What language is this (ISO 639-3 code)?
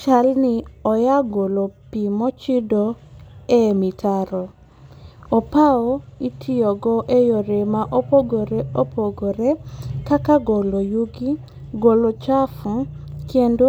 luo